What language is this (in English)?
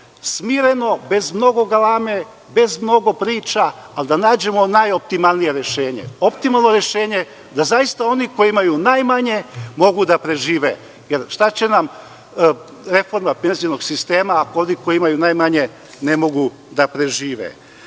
Serbian